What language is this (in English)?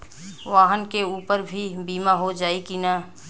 Bhojpuri